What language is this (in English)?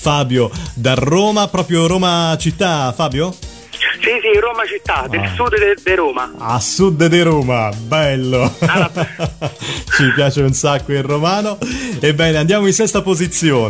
Italian